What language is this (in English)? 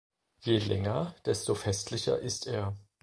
German